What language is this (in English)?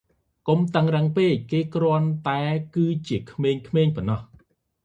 Khmer